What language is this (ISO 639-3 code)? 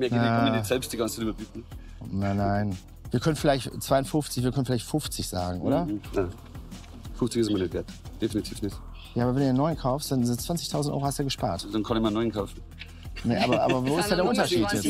deu